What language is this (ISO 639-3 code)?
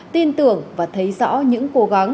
vie